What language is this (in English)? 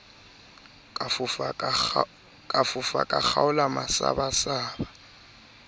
Southern Sotho